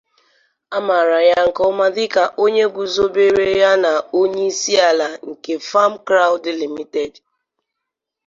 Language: Igbo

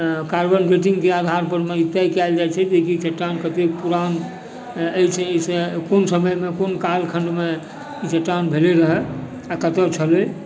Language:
Maithili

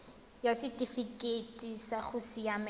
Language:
Tswana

